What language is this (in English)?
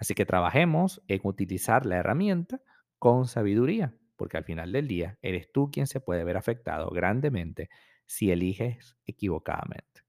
Spanish